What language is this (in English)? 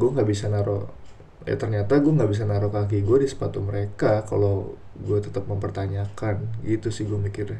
Indonesian